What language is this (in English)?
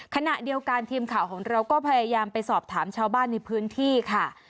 Thai